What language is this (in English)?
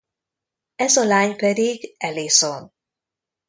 Hungarian